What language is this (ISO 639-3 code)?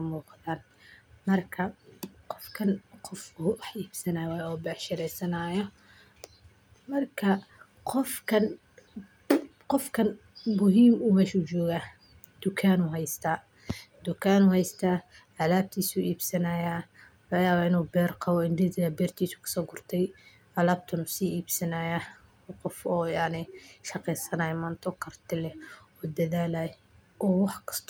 som